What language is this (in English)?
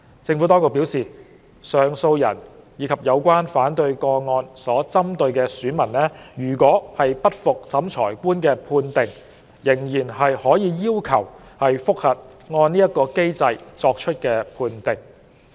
Cantonese